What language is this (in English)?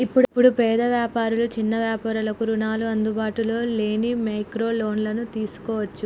Telugu